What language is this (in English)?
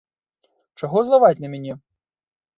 Belarusian